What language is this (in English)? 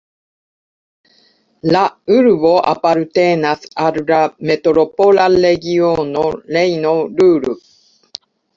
Esperanto